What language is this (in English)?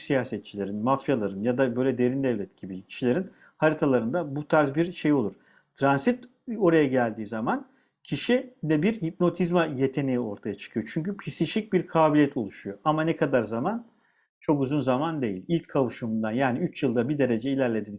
Turkish